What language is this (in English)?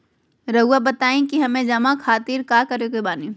Magahi